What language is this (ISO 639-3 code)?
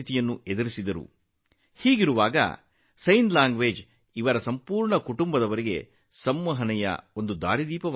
kan